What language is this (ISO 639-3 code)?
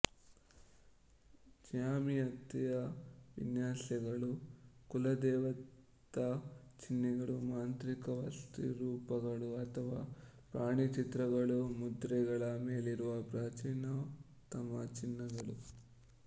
kan